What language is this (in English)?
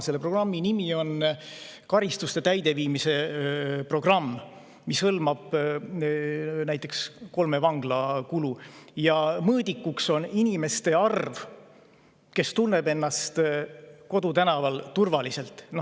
Estonian